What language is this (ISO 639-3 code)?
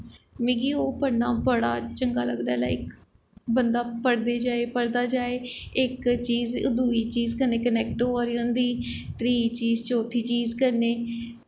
doi